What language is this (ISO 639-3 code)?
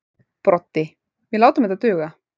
isl